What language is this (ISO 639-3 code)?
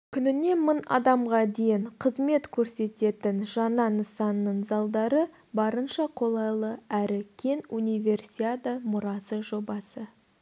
kaz